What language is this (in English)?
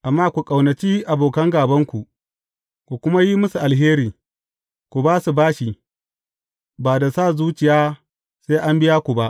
Hausa